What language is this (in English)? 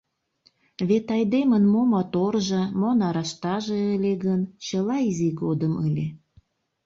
Mari